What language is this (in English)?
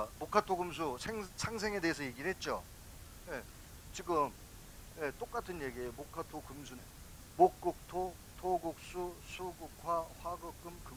Korean